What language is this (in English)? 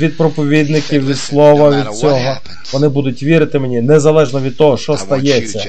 Ukrainian